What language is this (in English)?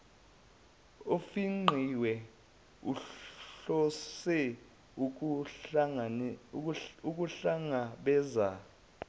Zulu